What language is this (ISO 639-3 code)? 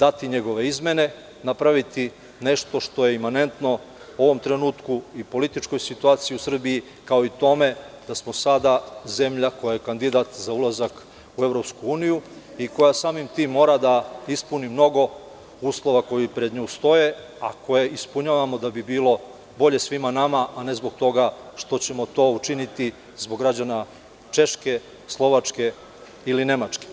srp